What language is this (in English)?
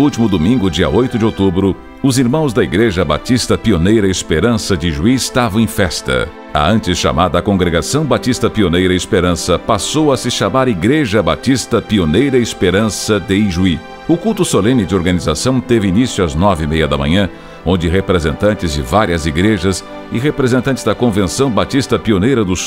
Portuguese